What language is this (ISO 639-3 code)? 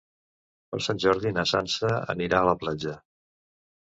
cat